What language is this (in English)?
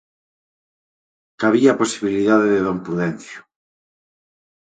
Galician